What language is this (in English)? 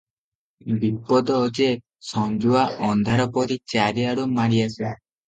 Odia